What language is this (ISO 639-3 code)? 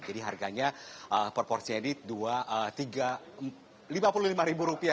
ind